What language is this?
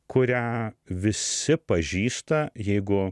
Lithuanian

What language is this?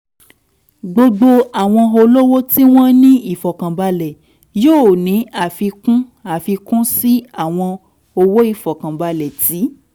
Yoruba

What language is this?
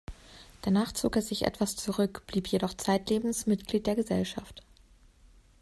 German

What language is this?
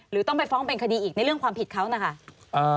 Thai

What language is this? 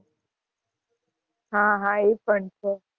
Gujarati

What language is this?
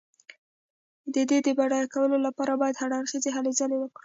Pashto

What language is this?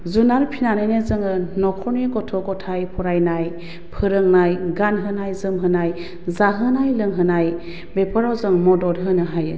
Bodo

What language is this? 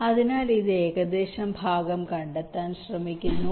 Malayalam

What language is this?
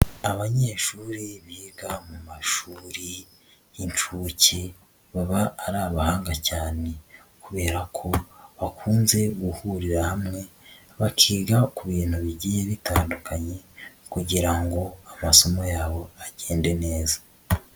Kinyarwanda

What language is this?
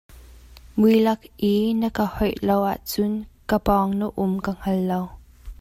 Hakha Chin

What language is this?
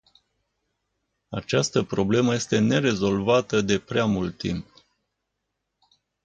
Romanian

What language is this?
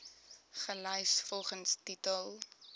Afrikaans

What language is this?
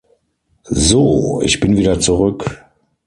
German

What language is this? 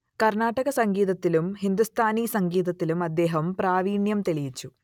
Malayalam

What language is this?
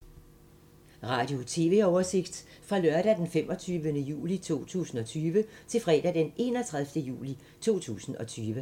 Danish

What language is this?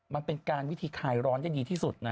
Thai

